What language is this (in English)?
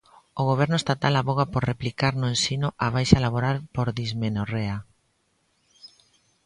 Galician